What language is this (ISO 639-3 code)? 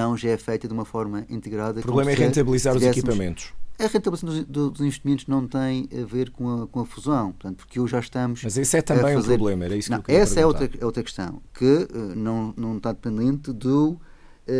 por